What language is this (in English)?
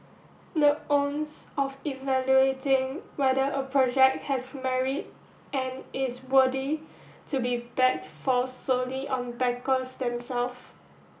English